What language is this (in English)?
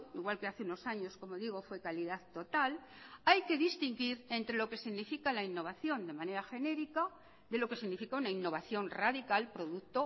Spanish